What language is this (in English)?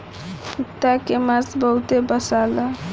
Bhojpuri